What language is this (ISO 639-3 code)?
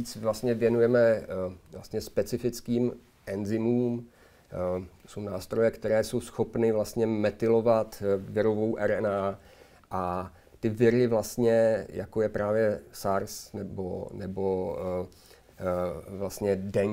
ces